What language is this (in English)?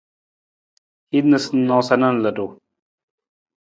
Nawdm